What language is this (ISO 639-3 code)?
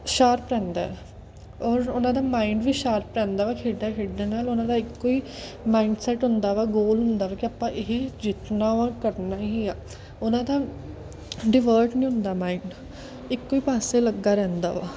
pan